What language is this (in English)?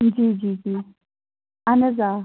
Kashmiri